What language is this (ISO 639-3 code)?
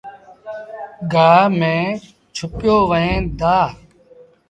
sbn